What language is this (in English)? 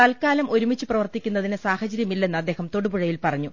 Malayalam